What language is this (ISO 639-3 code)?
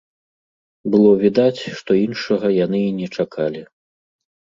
bel